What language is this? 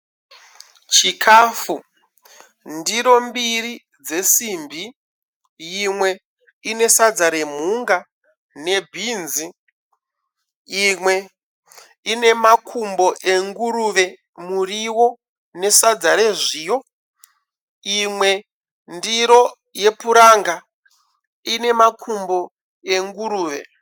Shona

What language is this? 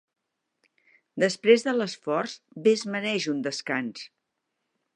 Catalan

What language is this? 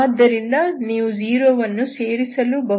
Kannada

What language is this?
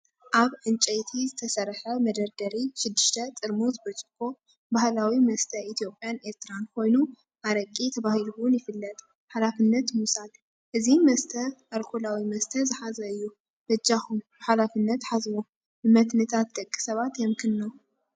Tigrinya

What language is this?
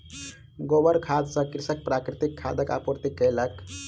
Maithili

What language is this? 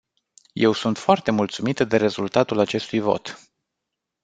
Romanian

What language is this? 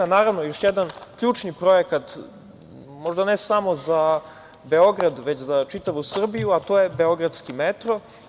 Serbian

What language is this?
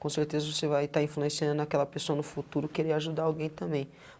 Portuguese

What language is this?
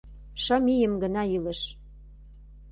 Mari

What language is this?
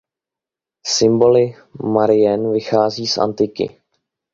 Czech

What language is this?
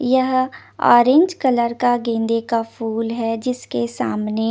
Hindi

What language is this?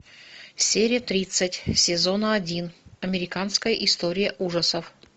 Russian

